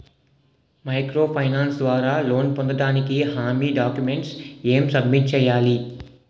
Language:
Telugu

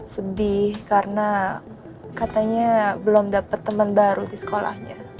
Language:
Indonesian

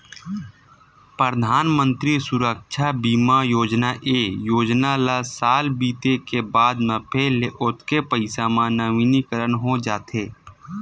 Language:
Chhattisgarhi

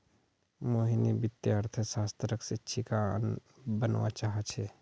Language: Magahi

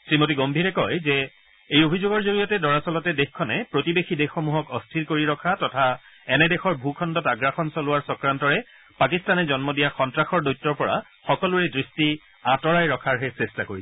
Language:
Assamese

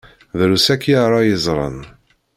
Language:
Kabyle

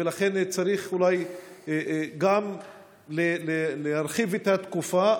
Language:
Hebrew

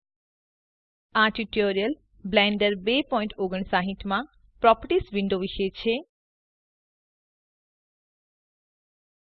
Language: Dutch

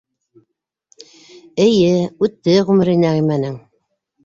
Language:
Bashkir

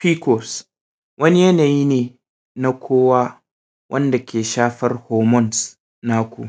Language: Hausa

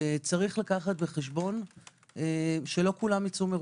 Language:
Hebrew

